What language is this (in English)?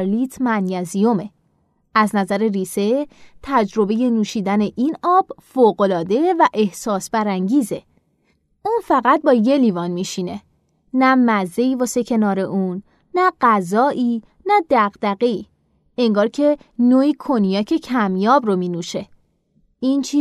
Persian